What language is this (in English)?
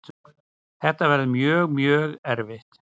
Icelandic